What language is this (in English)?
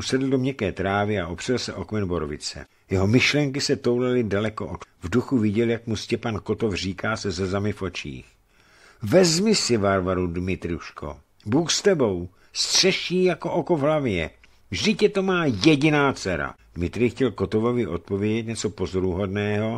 Czech